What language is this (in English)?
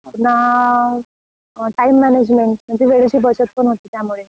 Marathi